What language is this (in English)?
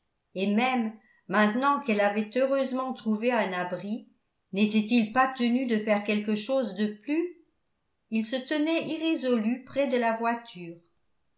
French